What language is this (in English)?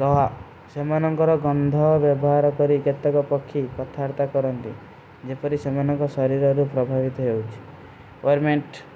Kui (India)